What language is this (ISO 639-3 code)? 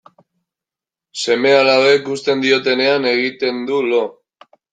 eus